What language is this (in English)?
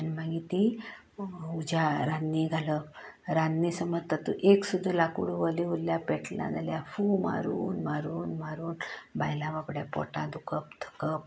Konkani